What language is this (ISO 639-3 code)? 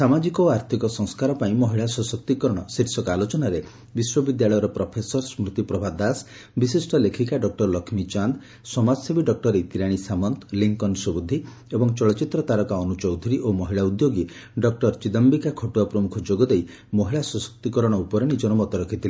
ori